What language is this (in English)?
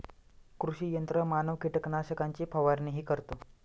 Marathi